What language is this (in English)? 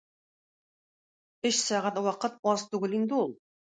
Tatar